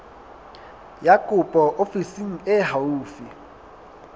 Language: Southern Sotho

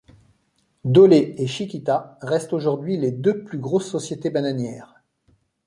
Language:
French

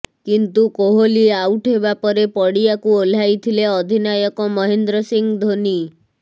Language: Odia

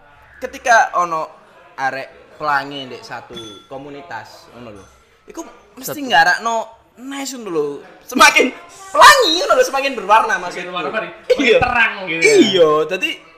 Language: Indonesian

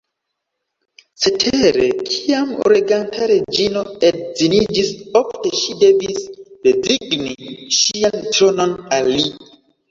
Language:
Esperanto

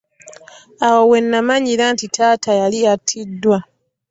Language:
Ganda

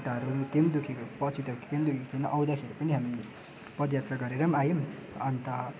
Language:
Nepali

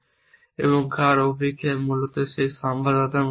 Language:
Bangla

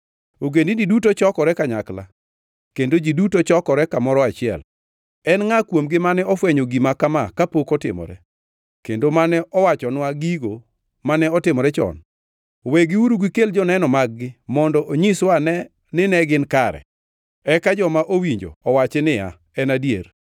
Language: Luo (Kenya and Tanzania)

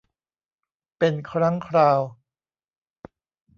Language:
Thai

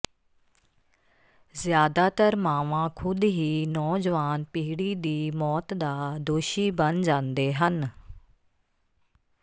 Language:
Punjabi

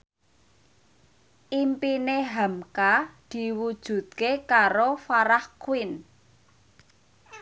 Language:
Javanese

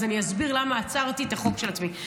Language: Hebrew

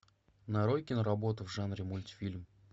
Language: Russian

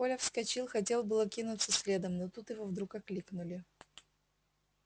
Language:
Russian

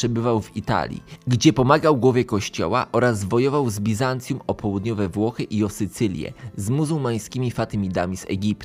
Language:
Polish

